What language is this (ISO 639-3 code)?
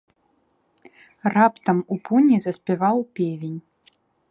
bel